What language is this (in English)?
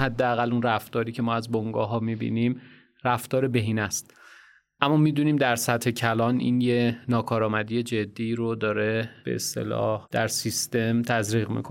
Persian